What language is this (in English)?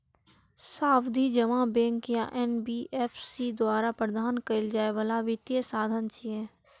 Maithili